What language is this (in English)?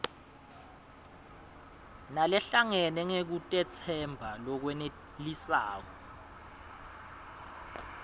Swati